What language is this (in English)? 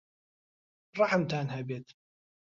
Central Kurdish